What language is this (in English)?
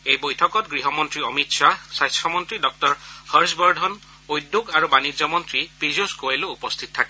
Assamese